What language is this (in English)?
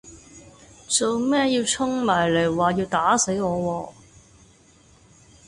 Cantonese